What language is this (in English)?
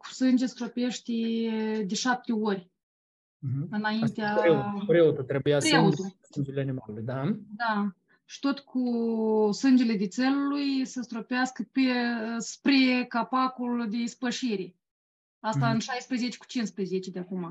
Romanian